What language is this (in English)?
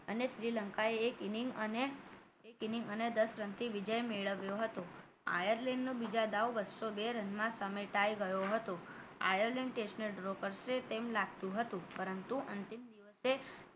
Gujarati